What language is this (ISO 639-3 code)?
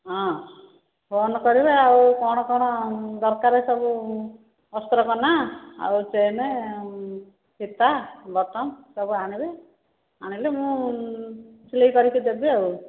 ori